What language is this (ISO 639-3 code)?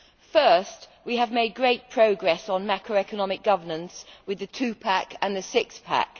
eng